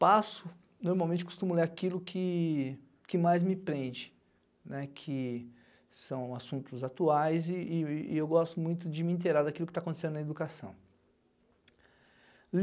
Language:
Portuguese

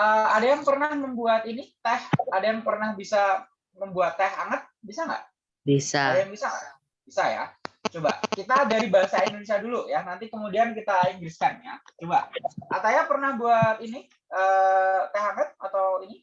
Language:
Indonesian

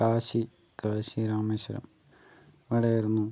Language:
Malayalam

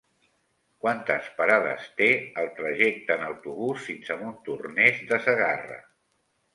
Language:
Catalan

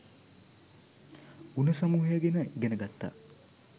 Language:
Sinhala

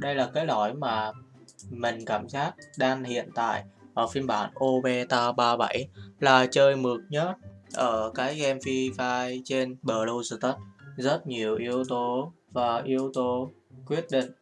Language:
Vietnamese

